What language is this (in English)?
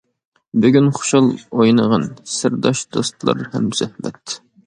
Uyghur